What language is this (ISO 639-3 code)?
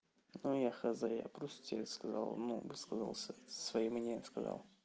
rus